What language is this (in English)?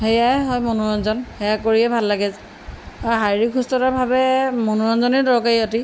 Assamese